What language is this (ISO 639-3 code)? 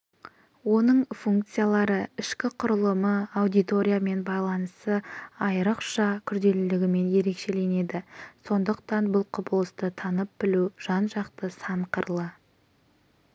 kaz